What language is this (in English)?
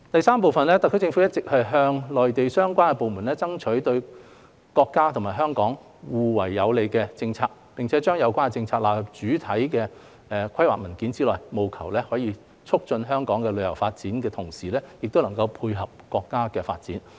Cantonese